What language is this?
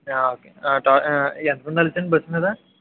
Telugu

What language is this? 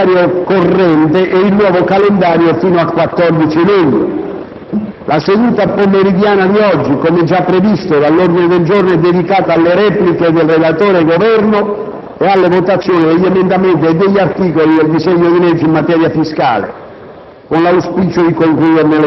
Italian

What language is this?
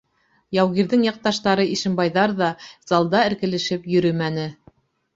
Bashkir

